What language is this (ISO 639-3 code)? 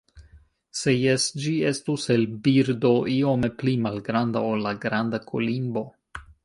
epo